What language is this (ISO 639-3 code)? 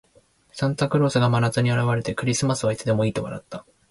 jpn